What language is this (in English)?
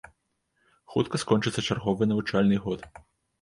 Belarusian